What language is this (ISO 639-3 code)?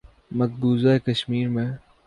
urd